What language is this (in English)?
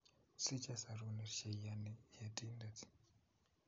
Kalenjin